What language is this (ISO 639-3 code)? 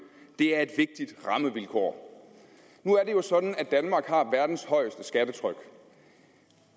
dan